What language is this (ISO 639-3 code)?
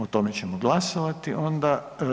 hrv